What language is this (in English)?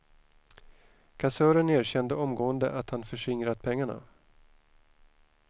Swedish